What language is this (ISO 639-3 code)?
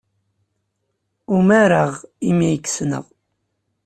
kab